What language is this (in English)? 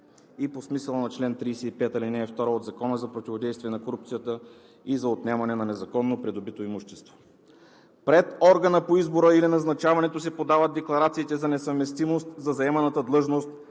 Bulgarian